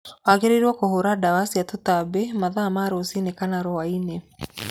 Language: Kikuyu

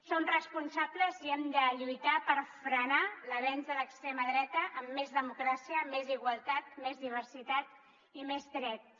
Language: Catalan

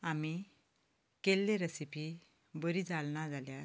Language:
Konkani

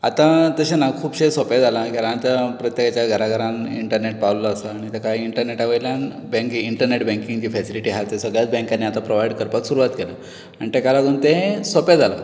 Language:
Konkani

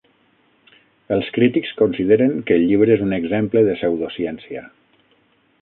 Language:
Catalan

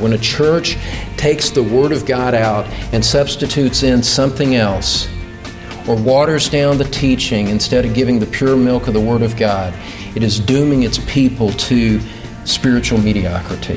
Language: English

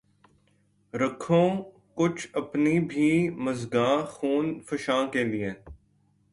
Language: Urdu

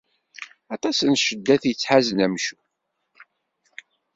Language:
Kabyle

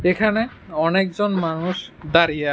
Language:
Bangla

